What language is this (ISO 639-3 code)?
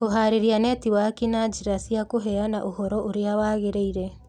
kik